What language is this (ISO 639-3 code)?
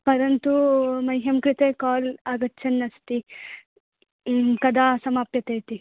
san